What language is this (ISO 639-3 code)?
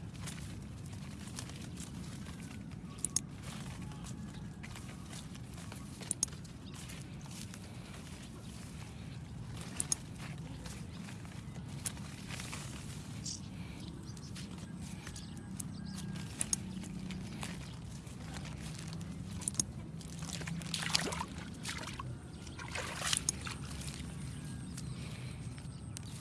ind